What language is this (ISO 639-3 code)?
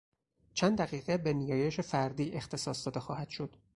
fas